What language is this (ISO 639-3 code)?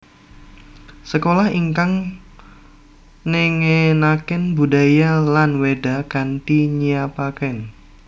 jav